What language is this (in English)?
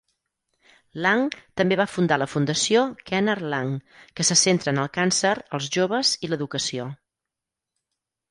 Catalan